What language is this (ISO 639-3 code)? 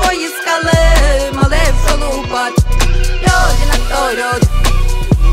ukr